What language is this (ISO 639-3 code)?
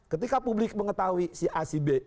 ind